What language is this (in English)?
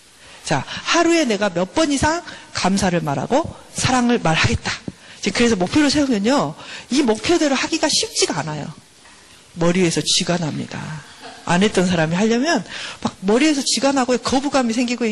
Korean